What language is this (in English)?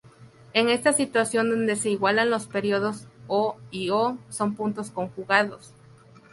Spanish